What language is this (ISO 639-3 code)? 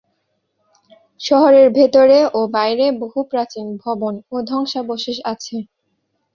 ben